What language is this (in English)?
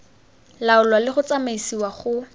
Tswana